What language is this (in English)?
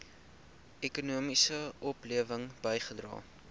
Afrikaans